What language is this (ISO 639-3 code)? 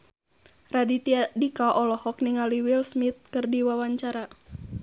sun